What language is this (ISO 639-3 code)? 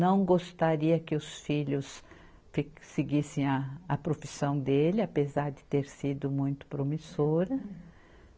por